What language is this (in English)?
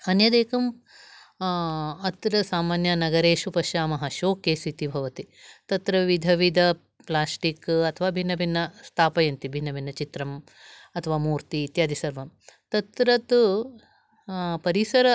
Sanskrit